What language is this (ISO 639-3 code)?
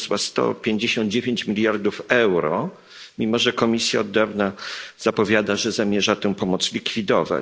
pol